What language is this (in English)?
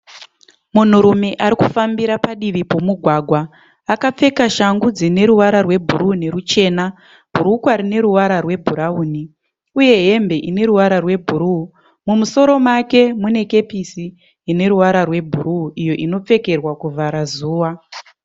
Shona